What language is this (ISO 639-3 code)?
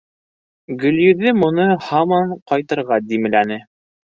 bak